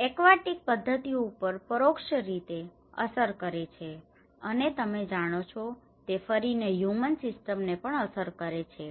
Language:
Gujarati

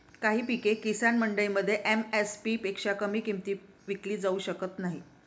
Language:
Marathi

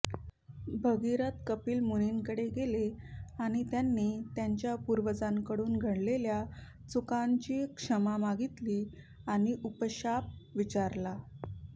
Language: Marathi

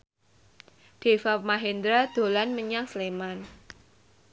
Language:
Javanese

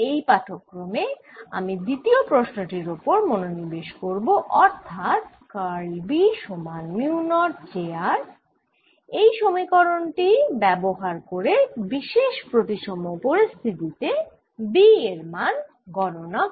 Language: Bangla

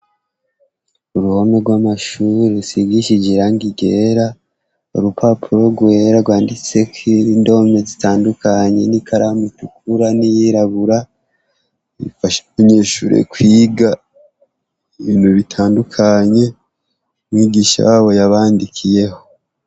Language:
Rundi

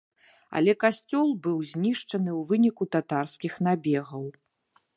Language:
Belarusian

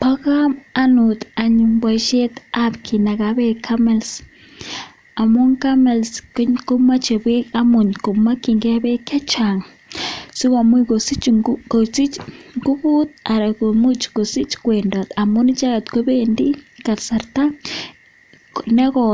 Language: Kalenjin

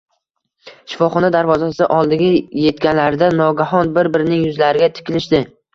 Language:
Uzbek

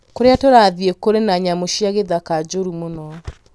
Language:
Kikuyu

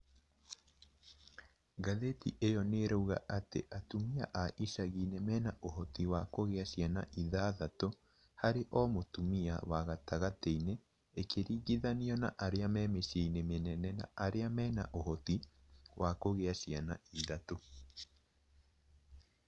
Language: Kikuyu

